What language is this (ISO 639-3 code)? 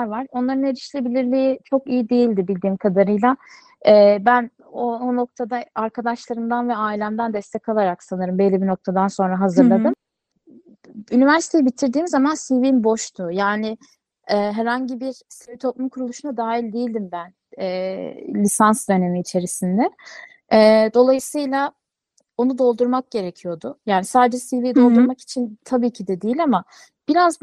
tur